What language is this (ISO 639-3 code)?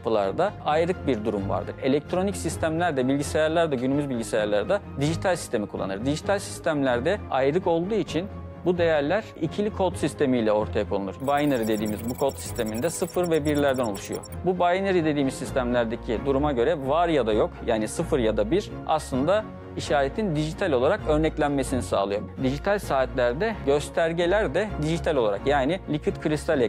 tur